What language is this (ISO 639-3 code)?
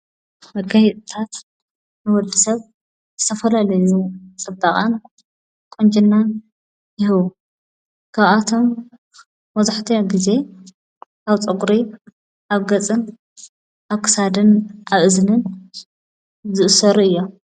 tir